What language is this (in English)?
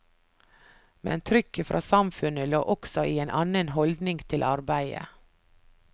Norwegian